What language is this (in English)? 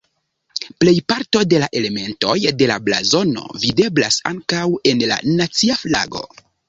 Esperanto